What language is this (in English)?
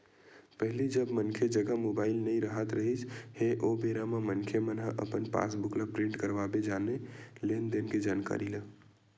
Chhattisgarhi